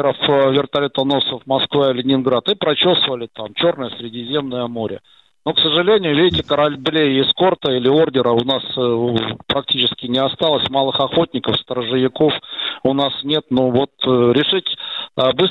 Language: Russian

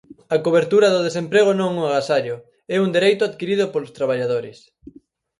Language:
Galician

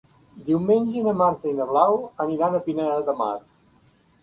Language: Catalan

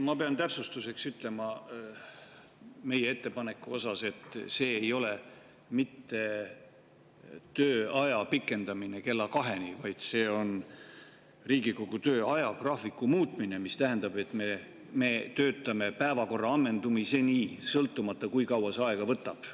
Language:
Estonian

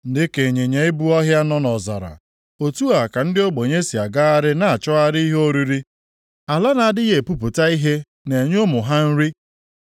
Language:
Igbo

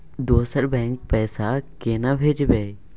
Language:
Maithili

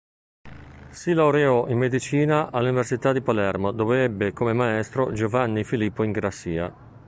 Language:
Italian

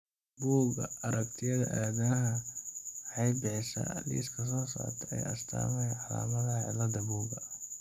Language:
Somali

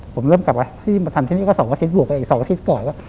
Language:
Thai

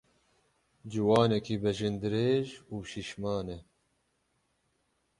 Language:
Kurdish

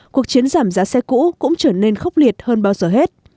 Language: Vietnamese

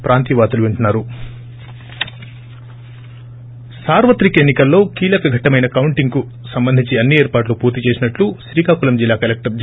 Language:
Telugu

